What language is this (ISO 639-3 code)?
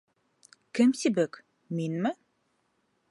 bak